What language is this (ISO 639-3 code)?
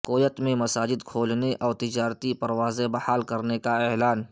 urd